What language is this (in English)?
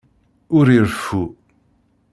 Kabyle